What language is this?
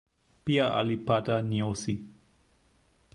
Swahili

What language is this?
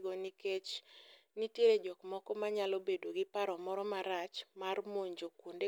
Luo (Kenya and Tanzania)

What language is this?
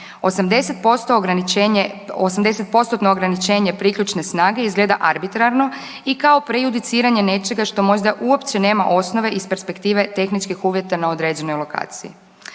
Croatian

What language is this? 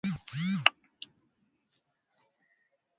Swahili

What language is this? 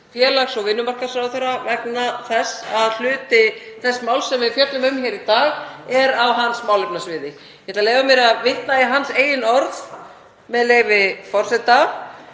Icelandic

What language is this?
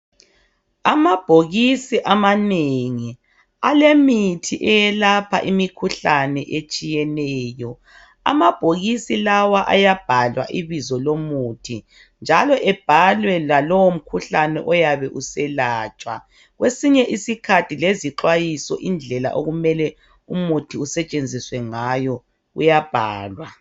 North Ndebele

